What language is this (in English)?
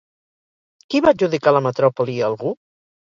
Catalan